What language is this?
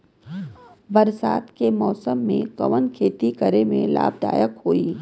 Bhojpuri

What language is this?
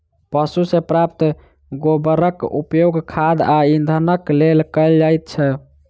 Maithili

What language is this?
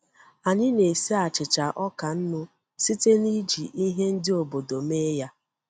Igbo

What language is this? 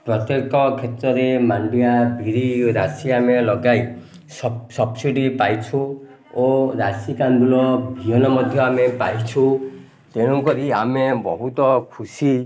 Odia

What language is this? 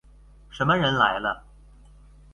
Chinese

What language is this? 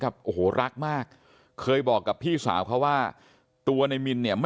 Thai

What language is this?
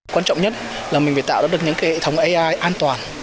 Vietnamese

